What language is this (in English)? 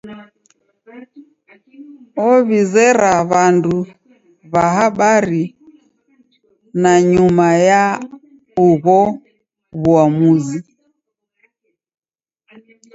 Taita